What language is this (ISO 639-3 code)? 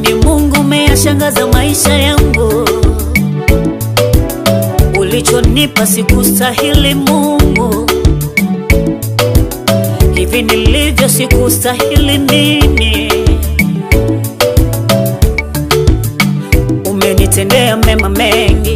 spa